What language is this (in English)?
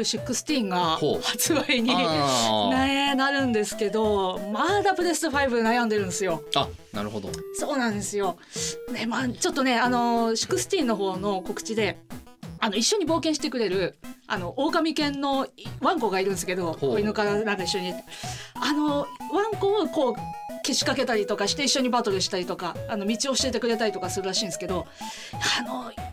Japanese